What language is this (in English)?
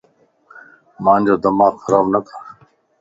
Lasi